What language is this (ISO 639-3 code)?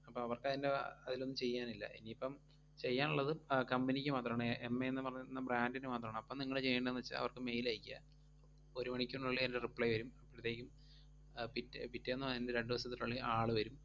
mal